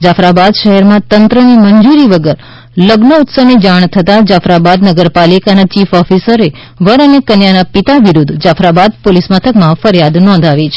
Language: Gujarati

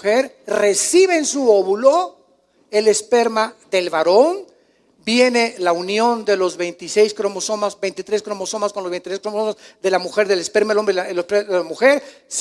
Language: Spanish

